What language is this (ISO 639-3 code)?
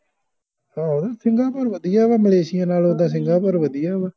pan